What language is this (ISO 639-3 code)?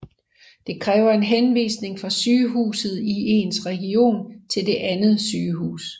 dan